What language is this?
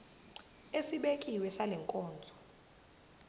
Zulu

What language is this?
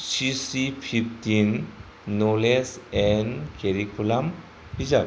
Bodo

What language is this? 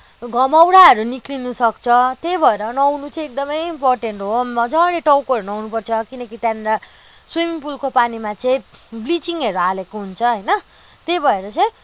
Nepali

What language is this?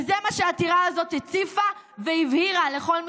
Hebrew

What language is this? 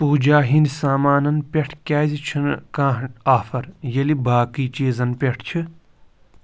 Kashmiri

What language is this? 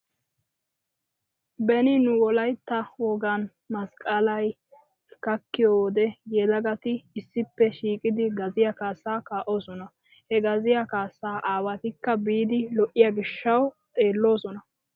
Wolaytta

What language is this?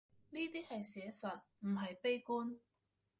Cantonese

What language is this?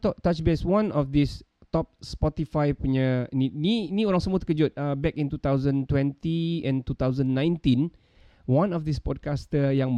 Malay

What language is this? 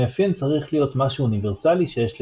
Hebrew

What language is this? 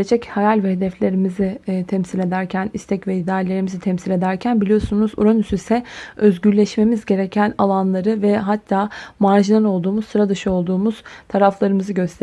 Turkish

